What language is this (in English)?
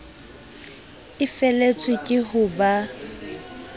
Southern Sotho